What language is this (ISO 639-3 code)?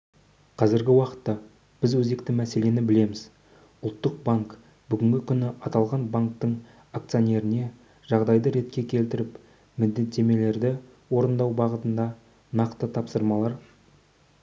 kaz